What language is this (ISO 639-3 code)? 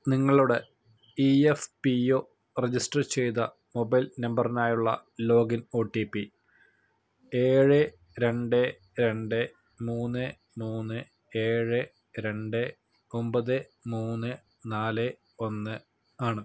mal